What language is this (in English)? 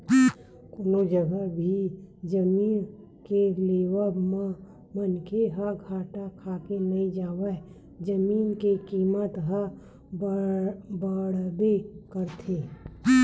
Chhattisgarhi